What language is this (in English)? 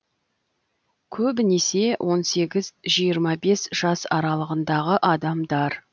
Kazakh